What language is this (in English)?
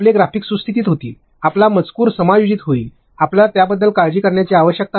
Marathi